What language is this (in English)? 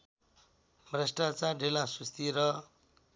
Nepali